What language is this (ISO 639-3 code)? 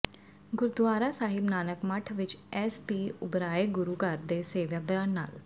pan